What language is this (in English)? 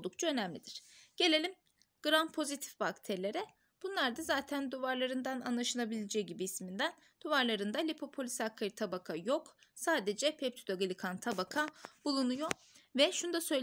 Turkish